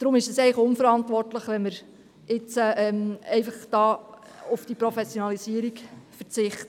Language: Swiss German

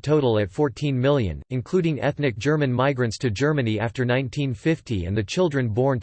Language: English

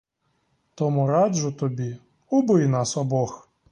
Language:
Ukrainian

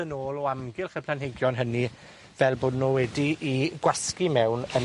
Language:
Welsh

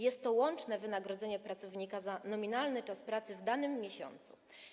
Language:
Polish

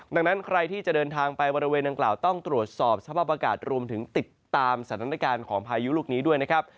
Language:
Thai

